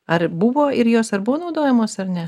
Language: Lithuanian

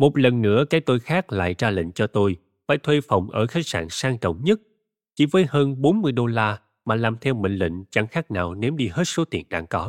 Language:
Vietnamese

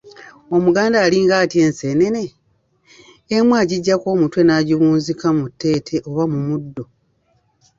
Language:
Ganda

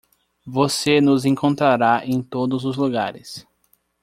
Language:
Portuguese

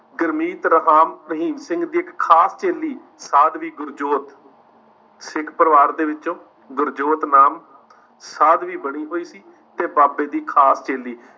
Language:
Punjabi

